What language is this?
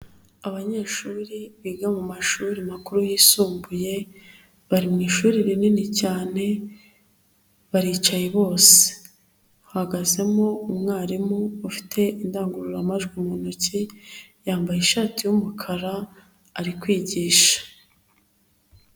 Kinyarwanda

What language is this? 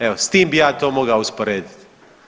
Croatian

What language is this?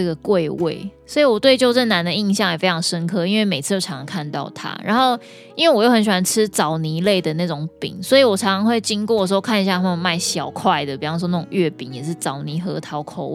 Chinese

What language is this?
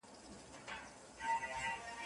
Pashto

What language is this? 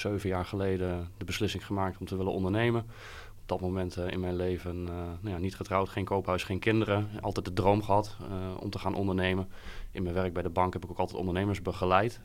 Dutch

